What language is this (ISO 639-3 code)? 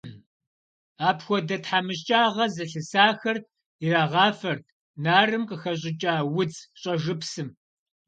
kbd